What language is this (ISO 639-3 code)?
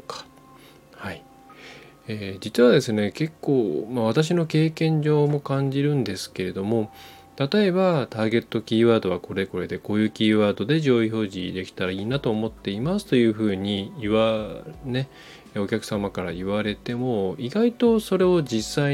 jpn